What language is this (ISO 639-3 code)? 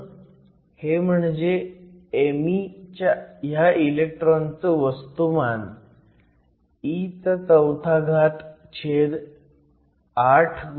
mar